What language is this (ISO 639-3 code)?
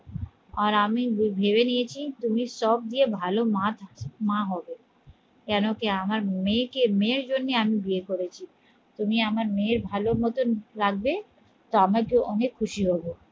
ben